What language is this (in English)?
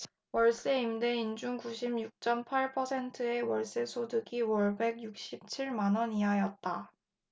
Korean